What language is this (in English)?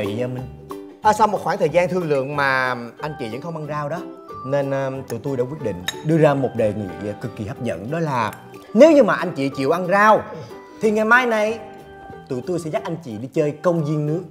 Vietnamese